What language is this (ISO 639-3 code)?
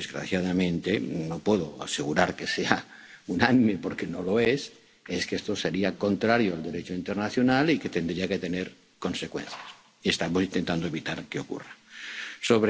spa